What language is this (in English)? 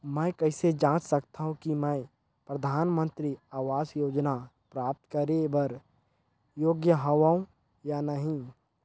Chhattisgarhi